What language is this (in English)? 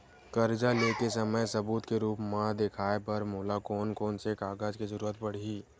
Chhattisgarhi